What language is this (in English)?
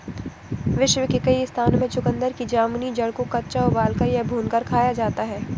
Hindi